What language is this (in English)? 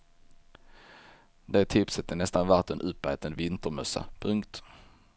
Swedish